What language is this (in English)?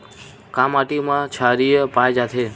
Chhattisgarhi